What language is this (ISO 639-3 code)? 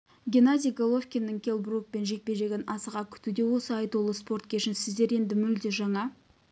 kaz